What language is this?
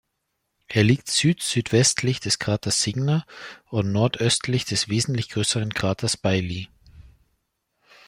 German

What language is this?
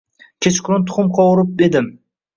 Uzbek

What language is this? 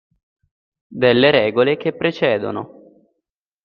Italian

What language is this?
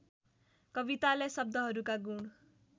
Nepali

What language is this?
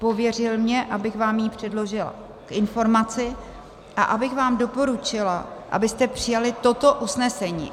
Czech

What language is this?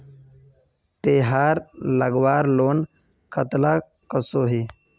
Magahi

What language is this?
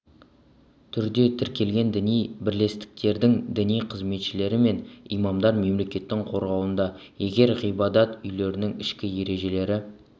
Kazakh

